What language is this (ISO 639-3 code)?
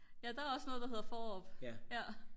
dan